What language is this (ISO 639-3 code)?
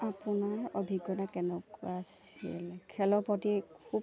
asm